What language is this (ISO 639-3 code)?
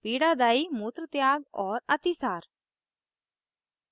hin